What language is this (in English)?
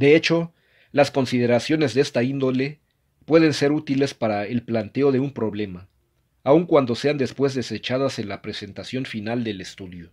Spanish